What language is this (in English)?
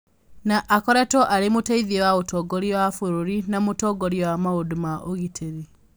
Kikuyu